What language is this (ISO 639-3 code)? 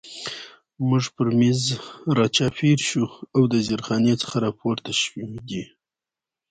pus